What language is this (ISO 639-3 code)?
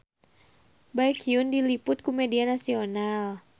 sun